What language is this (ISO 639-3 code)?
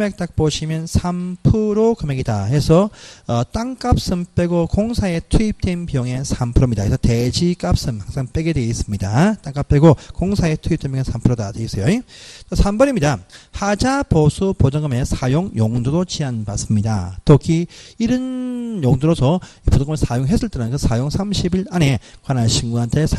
kor